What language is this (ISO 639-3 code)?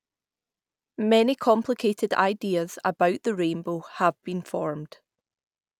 eng